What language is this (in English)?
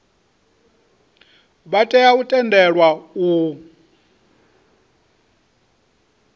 Venda